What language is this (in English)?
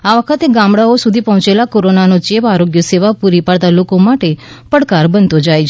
Gujarati